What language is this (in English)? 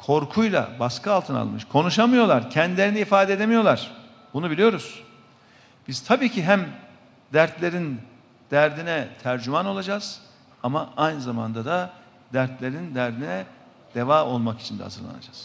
Turkish